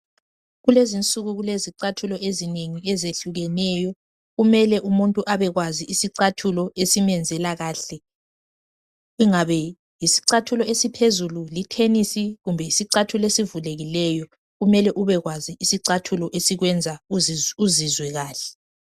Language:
North Ndebele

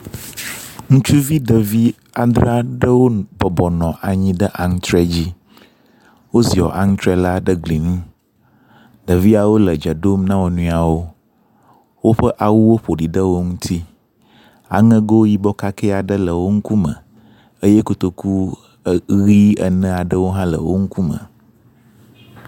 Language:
Ewe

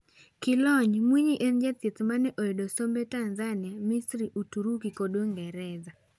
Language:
Luo (Kenya and Tanzania)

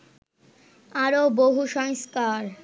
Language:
Bangla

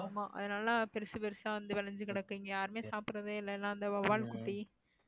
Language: Tamil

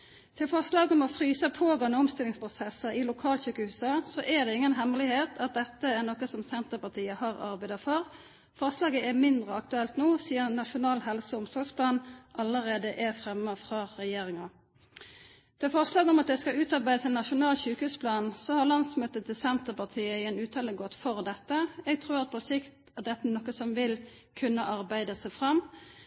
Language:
Norwegian Nynorsk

